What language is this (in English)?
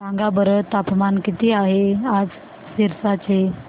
Marathi